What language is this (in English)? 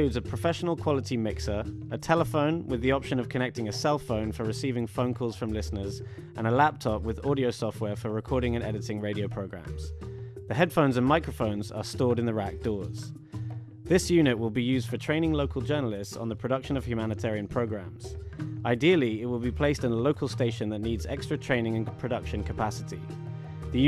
English